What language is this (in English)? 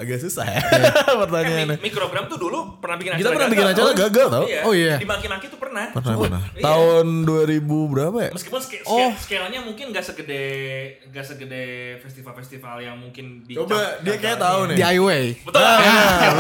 Indonesian